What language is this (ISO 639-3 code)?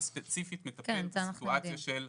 heb